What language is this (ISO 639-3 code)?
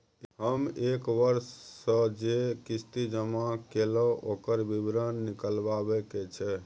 mai